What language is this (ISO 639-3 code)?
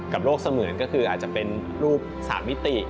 tha